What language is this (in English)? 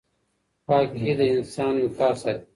Pashto